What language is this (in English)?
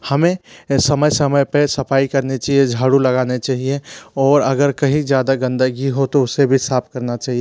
Hindi